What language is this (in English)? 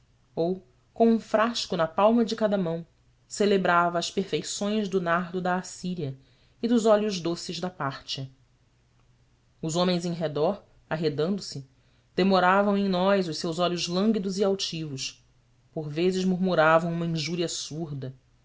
Portuguese